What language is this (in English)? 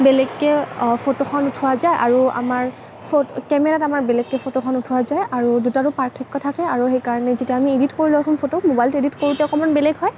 Assamese